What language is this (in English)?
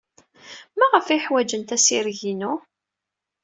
Kabyle